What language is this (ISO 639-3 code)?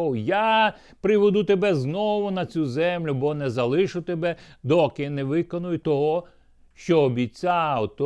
ukr